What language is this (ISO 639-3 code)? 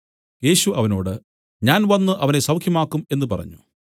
mal